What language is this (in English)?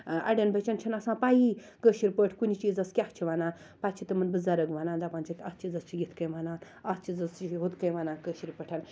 Kashmiri